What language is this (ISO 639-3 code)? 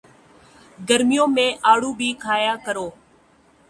urd